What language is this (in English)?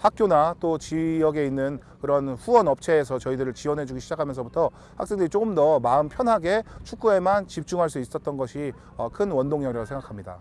Korean